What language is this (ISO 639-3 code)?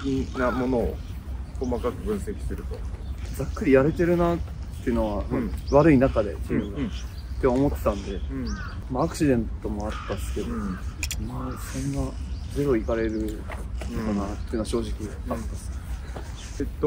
jpn